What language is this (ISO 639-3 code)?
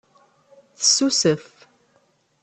kab